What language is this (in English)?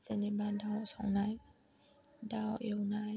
Bodo